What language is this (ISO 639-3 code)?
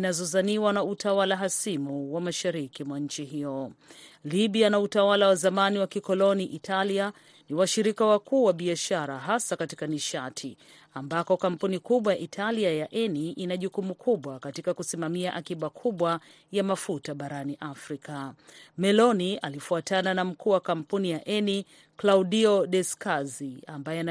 swa